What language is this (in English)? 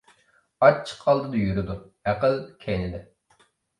Uyghur